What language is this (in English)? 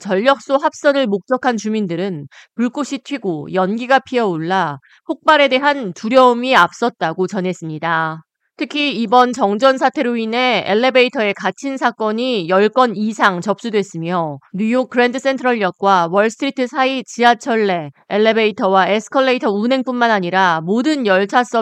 Korean